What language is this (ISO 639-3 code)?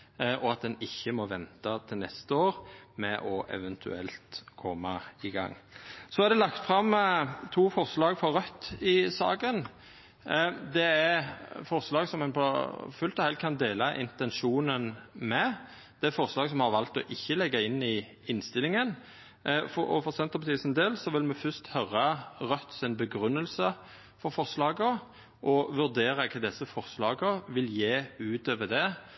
nno